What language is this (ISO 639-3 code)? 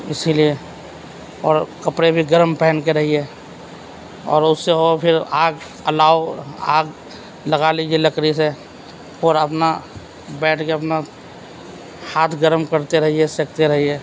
urd